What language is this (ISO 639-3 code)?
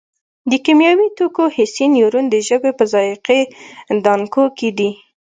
pus